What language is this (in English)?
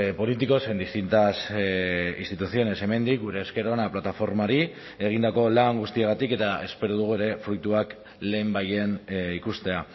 Basque